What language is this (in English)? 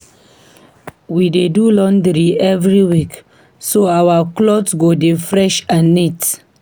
Nigerian Pidgin